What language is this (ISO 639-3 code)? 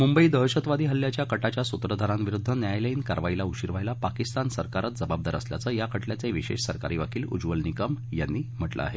mar